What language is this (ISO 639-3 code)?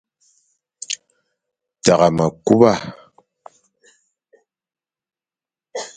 fan